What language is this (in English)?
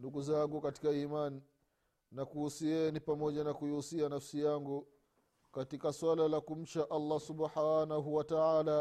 Swahili